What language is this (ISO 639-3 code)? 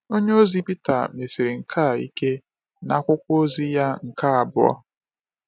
ibo